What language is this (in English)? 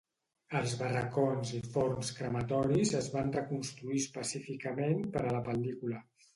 Catalan